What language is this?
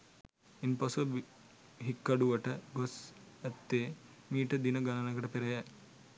Sinhala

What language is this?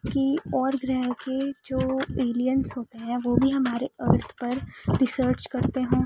Urdu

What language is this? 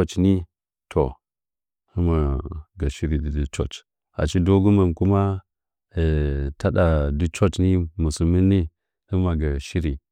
Nzanyi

